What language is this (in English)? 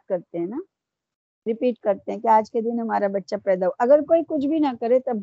Urdu